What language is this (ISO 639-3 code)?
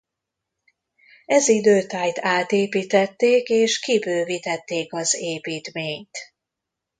hun